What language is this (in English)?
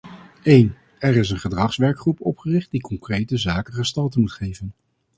Dutch